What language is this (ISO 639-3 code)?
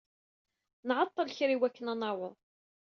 kab